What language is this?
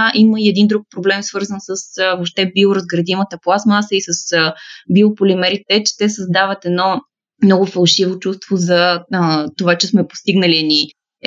Bulgarian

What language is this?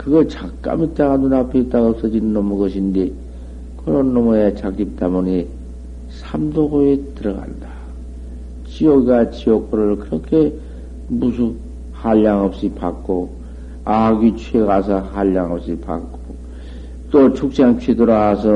Korean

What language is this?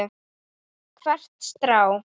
Icelandic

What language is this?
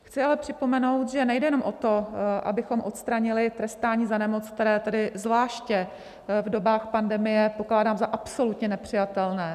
Czech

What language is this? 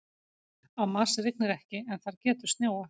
Icelandic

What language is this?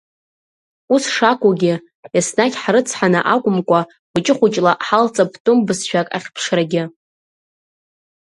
Abkhazian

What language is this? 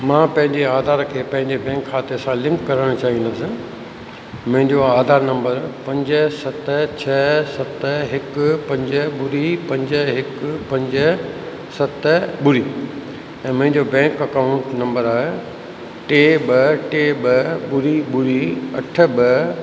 Sindhi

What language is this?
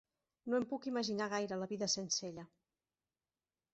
Catalan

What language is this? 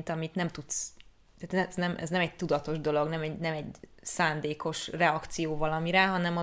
Hungarian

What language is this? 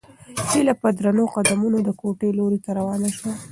Pashto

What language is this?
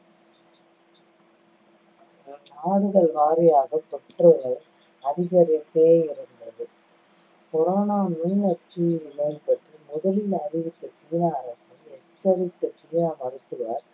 Tamil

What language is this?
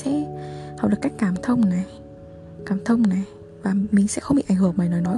Vietnamese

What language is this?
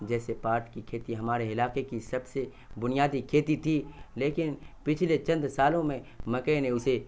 Urdu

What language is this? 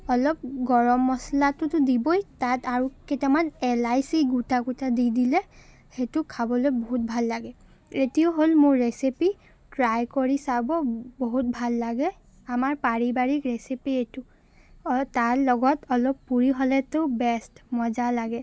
Assamese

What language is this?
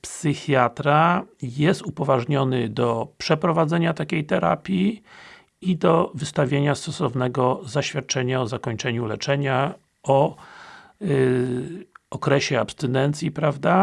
Polish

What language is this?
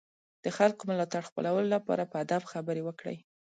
Pashto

